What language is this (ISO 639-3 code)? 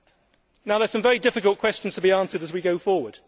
eng